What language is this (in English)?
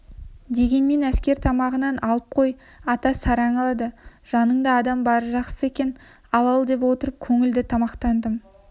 Kazakh